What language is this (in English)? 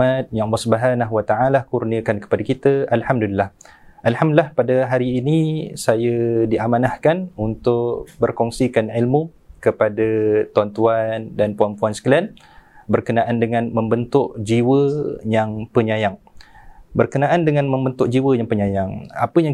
Malay